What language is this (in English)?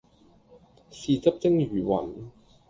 Cantonese